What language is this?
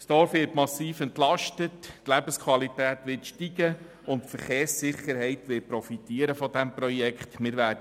Swiss German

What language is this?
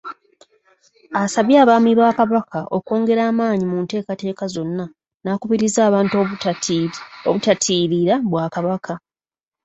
Ganda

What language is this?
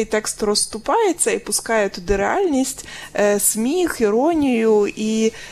Ukrainian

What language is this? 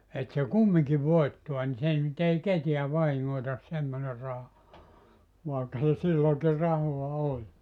Finnish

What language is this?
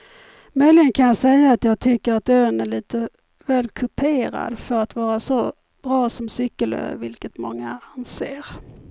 Swedish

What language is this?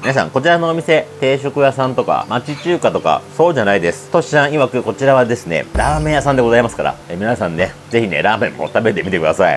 Japanese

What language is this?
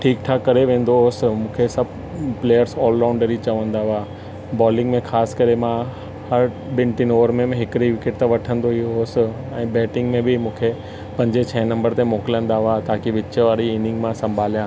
Sindhi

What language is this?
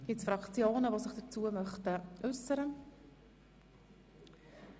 Swiss German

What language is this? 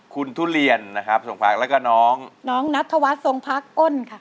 Thai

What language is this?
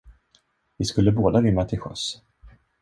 Swedish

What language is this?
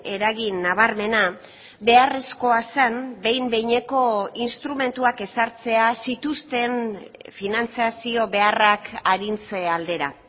Basque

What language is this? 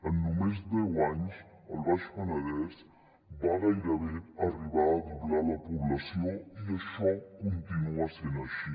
Catalan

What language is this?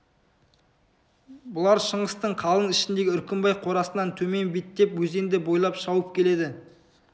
Kazakh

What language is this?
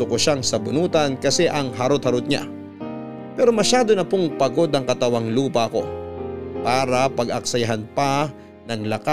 Filipino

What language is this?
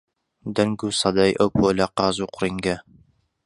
Central Kurdish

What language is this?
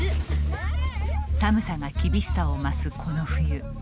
Japanese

